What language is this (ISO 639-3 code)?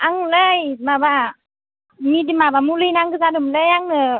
brx